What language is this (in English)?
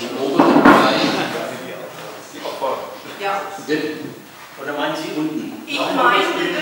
German